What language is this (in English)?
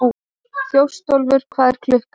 Icelandic